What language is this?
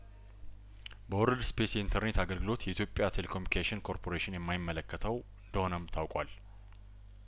Amharic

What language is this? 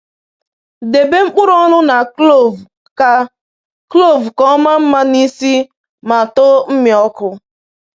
Igbo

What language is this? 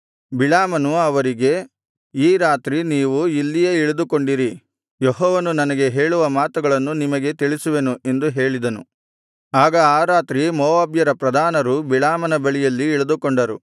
Kannada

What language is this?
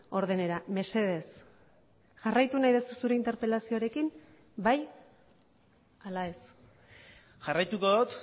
Basque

